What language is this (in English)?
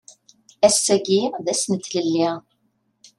Kabyle